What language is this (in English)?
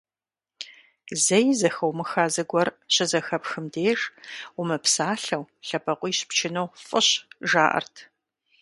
Kabardian